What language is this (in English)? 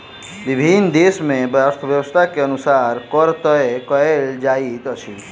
Maithili